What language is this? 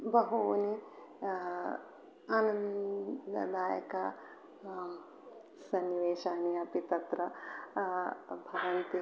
Sanskrit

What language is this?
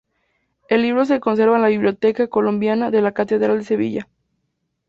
Spanish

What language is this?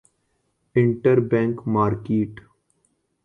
Urdu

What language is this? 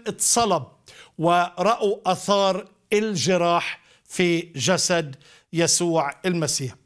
Arabic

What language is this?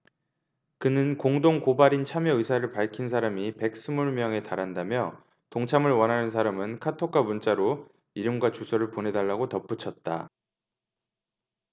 Korean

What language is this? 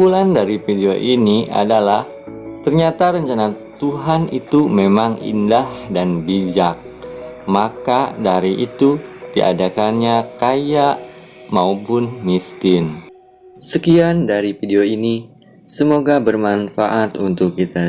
Indonesian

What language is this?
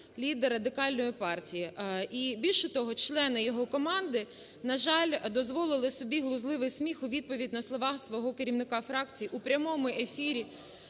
Ukrainian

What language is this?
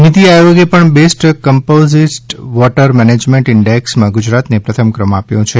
Gujarati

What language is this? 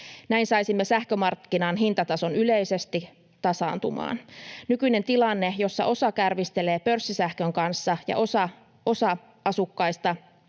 Finnish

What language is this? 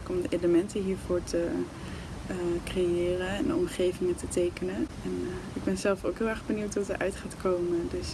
Dutch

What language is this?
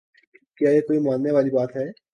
Urdu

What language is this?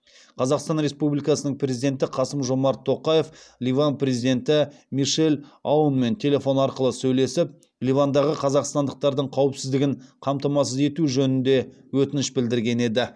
Kazakh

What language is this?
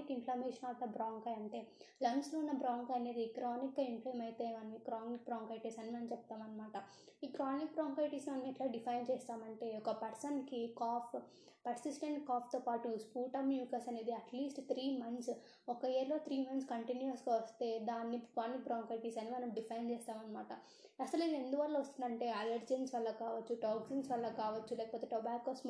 Telugu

